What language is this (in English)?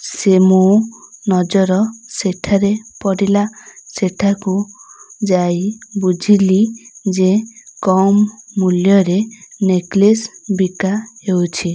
Odia